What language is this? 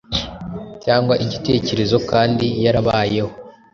Kinyarwanda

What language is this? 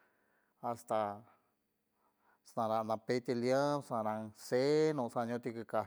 San Francisco Del Mar Huave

